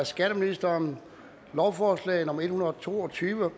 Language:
Danish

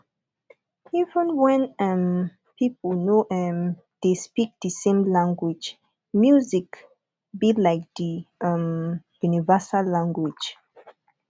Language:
Nigerian Pidgin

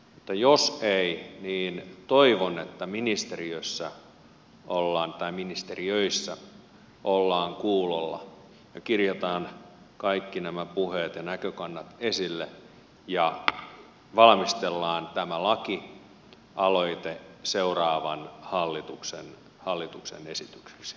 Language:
Finnish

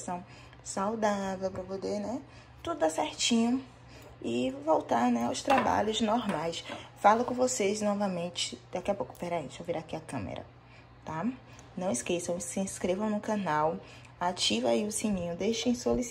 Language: Portuguese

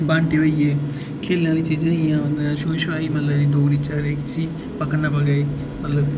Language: Dogri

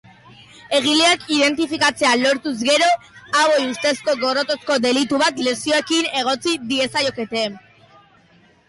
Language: Basque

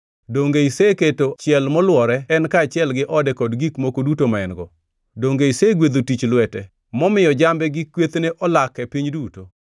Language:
Luo (Kenya and Tanzania)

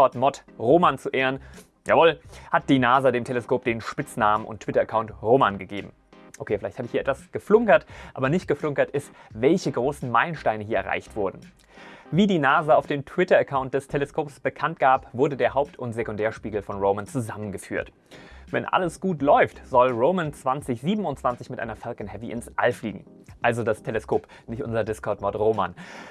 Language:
German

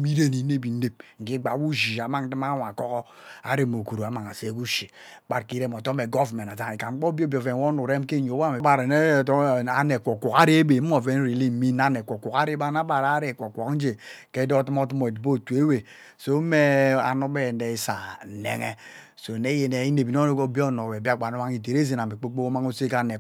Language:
Ubaghara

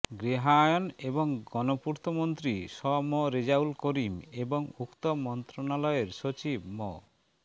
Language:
Bangla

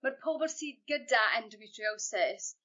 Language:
Welsh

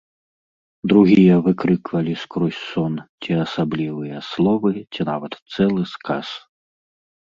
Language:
Belarusian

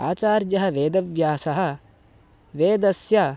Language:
Sanskrit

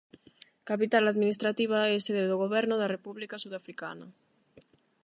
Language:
Galician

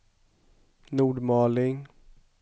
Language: Swedish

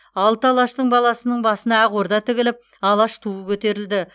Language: Kazakh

